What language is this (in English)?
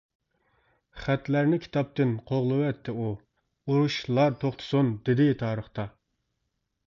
Uyghur